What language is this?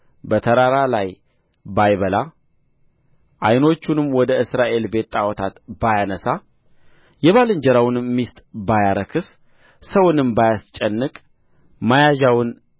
Amharic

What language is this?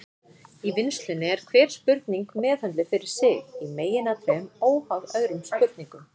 Icelandic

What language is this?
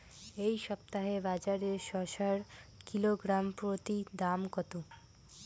Bangla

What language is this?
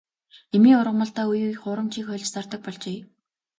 Mongolian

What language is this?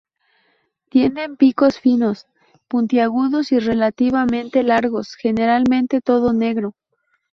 Spanish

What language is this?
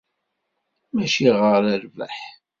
Kabyle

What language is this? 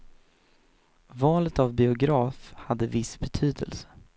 Swedish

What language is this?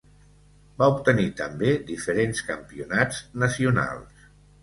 Catalan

